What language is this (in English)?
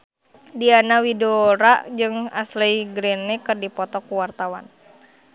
Sundanese